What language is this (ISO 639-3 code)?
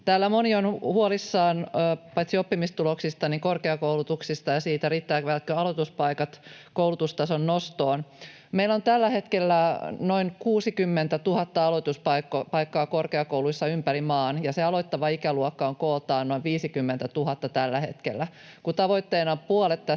fin